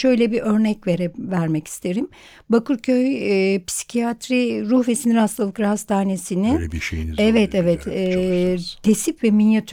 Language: Turkish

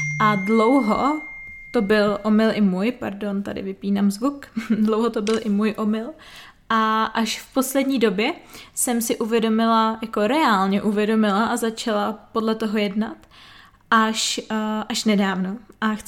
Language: Czech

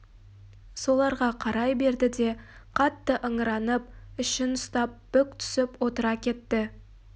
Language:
Kazakh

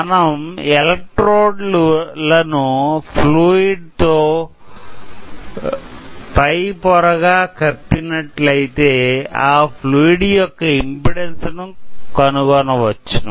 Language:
Telugu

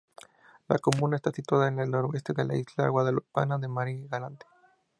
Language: Spanish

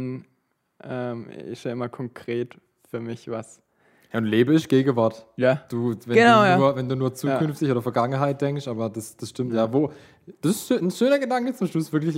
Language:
German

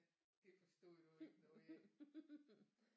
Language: Danish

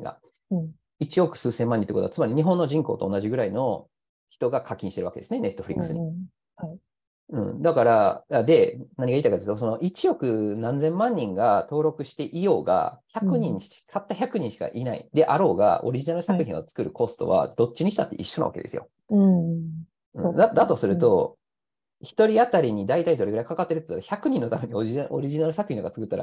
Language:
Japanese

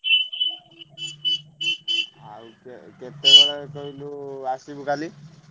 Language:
Odia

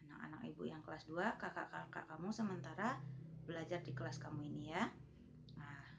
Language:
Indonesian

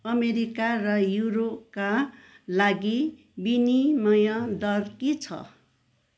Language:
Nepali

